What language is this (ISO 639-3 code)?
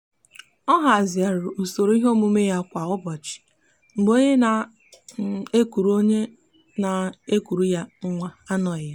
ibo